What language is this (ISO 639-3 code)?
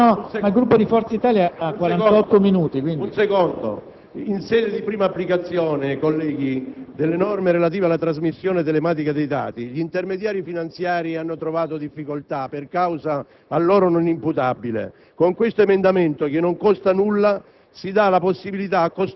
ita